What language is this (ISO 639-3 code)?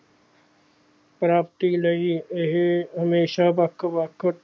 pan